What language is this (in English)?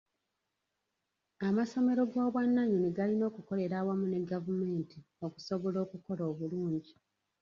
Ganda